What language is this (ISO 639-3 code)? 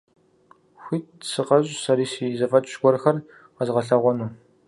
kbd